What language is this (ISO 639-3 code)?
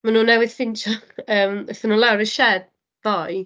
cym